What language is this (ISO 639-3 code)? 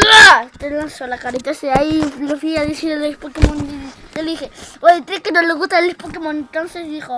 spa